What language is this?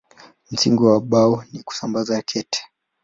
Swahili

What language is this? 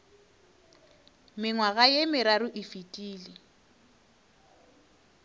Northern Sotho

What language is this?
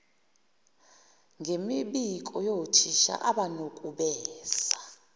Zulu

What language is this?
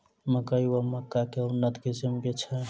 Maithili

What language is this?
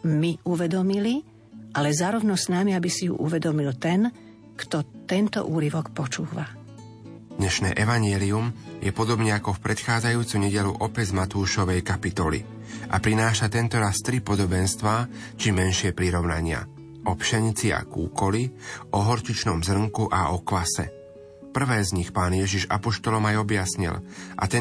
Slovak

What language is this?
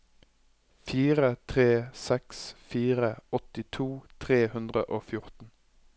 Norwegian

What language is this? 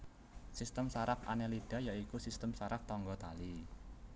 Javanese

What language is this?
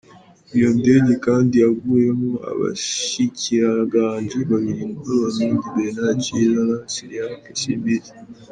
Kinyarwanda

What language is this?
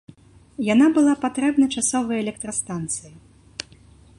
Belarusian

